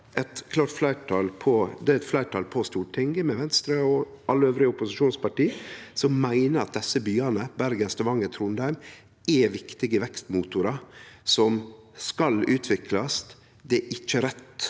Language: Norwegian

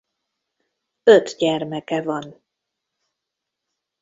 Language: Hungarian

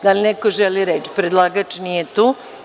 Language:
Serbian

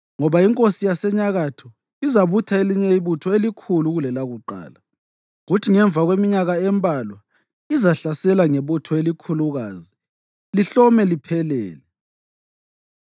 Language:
North Ndebele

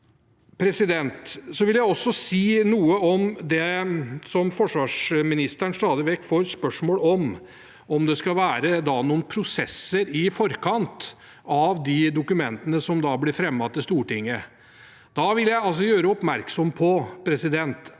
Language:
Norwegian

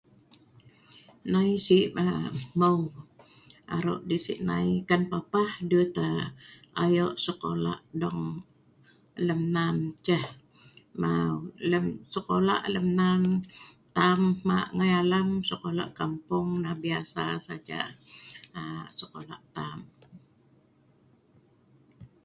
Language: Sa'ban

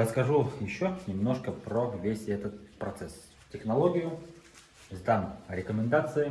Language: Russian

